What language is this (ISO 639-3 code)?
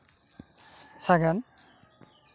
sat